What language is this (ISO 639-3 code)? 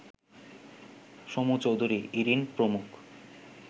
ben